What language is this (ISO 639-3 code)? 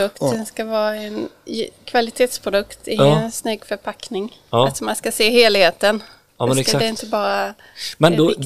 swe